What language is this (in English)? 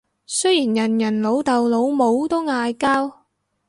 Cantonese